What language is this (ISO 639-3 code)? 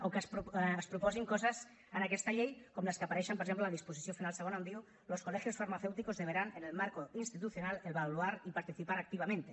cat